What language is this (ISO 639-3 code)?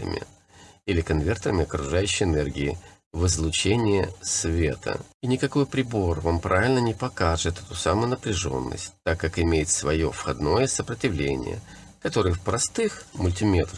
rus